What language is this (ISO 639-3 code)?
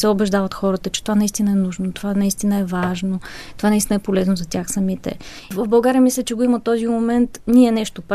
bul